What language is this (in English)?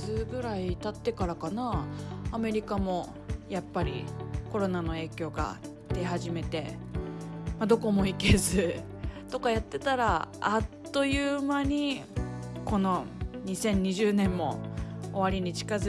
Japanese